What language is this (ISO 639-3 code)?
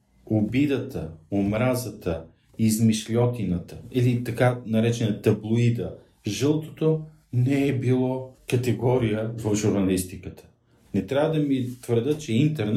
bul